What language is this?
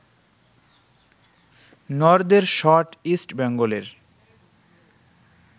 Bangla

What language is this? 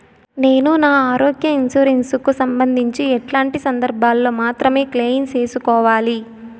Telugu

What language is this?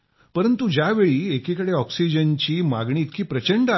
Marathi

